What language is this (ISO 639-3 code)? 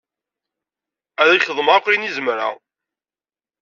kab